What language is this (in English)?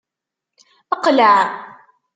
Kabyle